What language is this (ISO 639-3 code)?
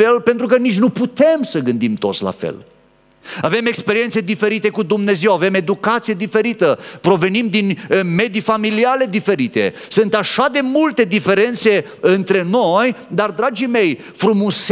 ron